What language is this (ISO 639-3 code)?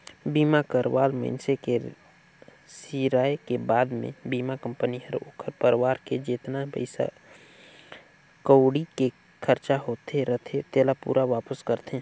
hne